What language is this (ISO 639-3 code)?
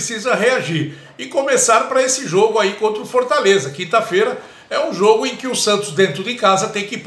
por